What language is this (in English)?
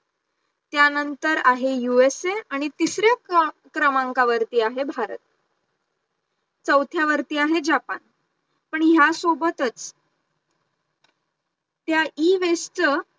Marathi